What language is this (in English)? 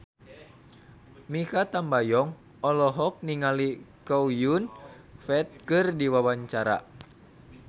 Sundanese